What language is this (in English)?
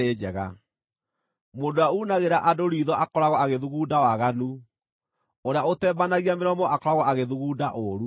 Kikuyu